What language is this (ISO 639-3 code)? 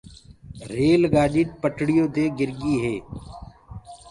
ggg